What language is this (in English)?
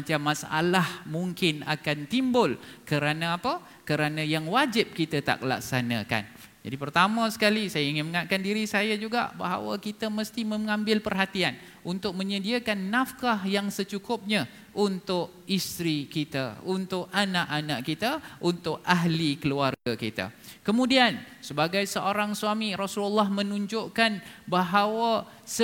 Malay